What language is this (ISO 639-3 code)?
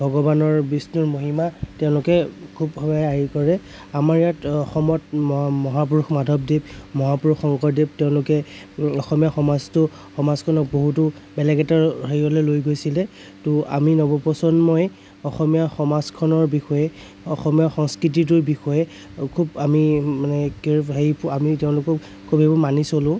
asm